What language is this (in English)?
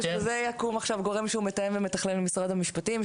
Hebrew